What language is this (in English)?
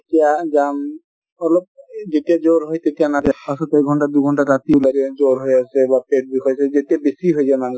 Assamese